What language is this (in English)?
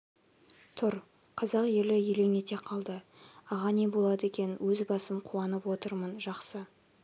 Kazakh